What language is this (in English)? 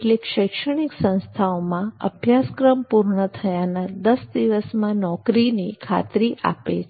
Gujarati